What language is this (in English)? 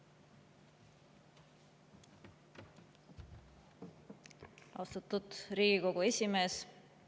Estonian